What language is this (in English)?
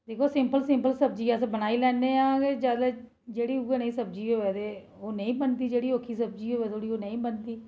Dogri